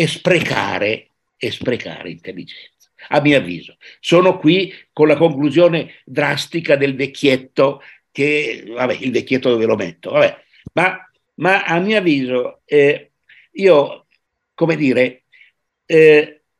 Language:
Italian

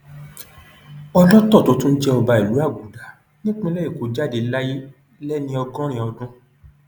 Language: Yoruba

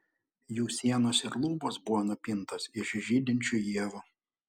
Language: Lithuanian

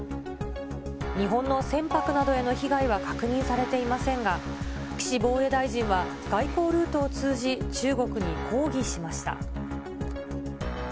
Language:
Japanese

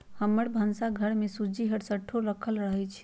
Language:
Magahi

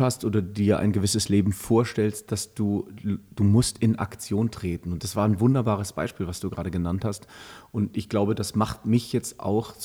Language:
German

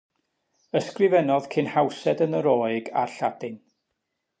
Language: Welsh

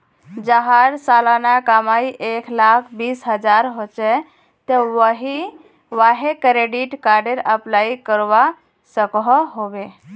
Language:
Magahi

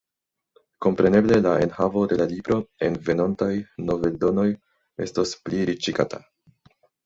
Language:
Esperanto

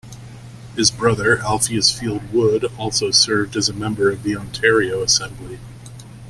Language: English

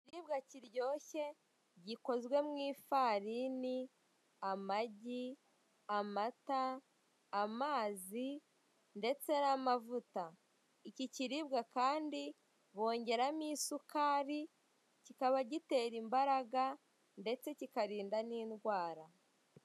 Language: Kinyarwanda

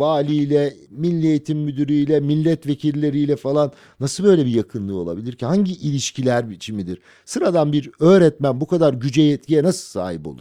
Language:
Turkish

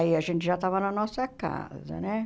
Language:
Portuguese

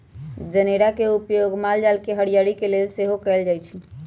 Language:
Magahi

